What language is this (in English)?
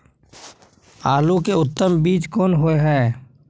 Maithili